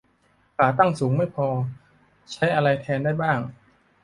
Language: Thai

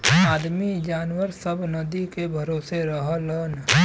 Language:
Bhojpuri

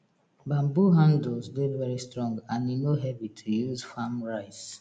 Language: Nigerian Pidgin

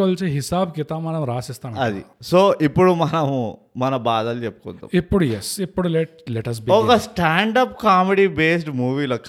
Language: Telugu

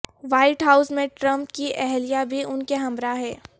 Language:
Urdu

